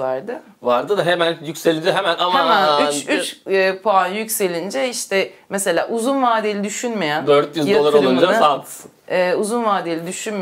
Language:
Turkish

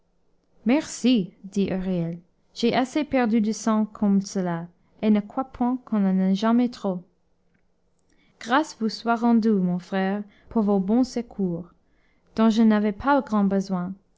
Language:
French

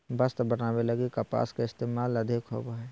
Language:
Magahi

